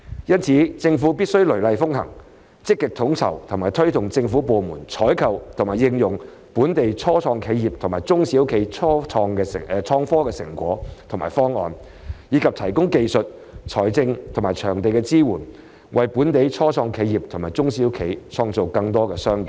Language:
Cantonese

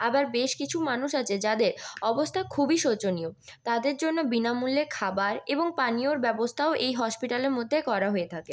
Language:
Bangla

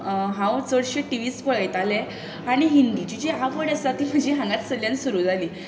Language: Konkani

